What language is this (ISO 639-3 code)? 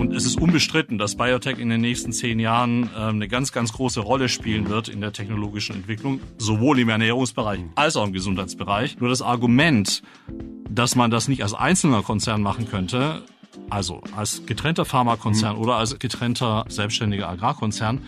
deu